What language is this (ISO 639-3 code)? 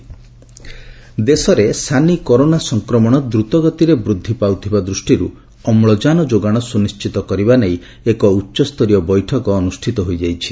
ori